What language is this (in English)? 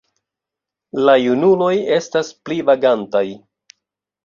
Esperanto